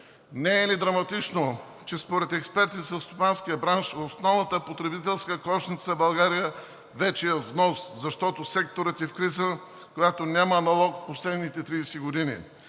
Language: Bulgarian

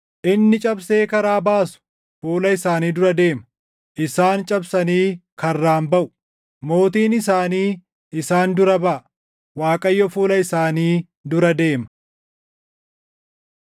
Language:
Oromo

